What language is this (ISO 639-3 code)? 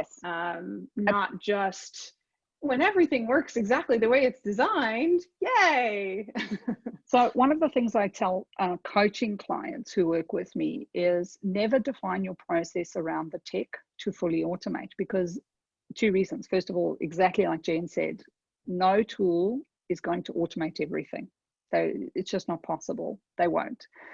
eng